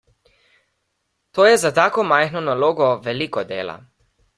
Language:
Slovenian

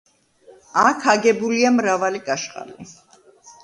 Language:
Georgian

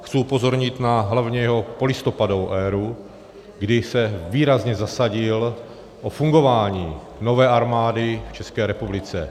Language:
Czech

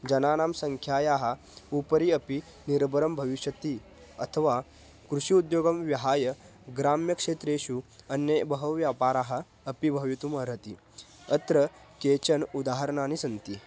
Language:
Sanskrit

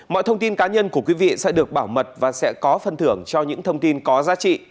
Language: Vietnamese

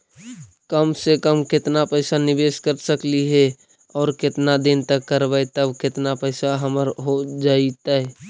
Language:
Magahi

